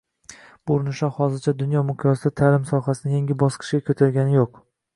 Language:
Uzbek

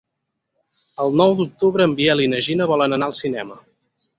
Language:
Catalan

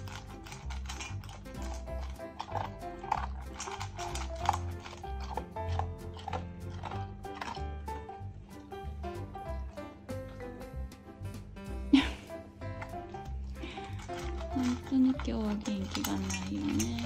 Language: Japanese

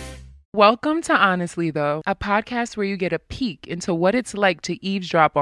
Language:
English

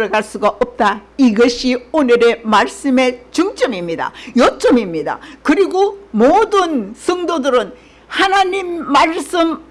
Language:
Korean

